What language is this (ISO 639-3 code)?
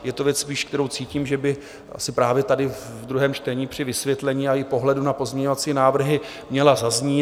ces